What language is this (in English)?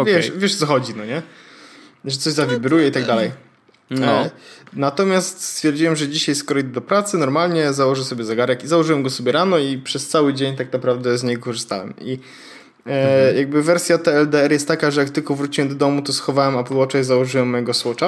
Polish